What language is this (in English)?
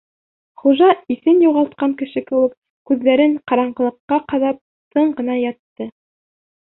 Bashkir